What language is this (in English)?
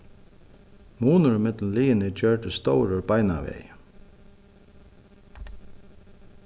Faroese